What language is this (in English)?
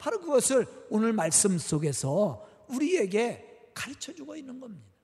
Korean